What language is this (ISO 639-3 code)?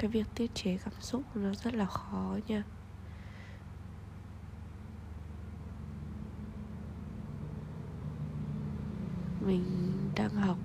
vie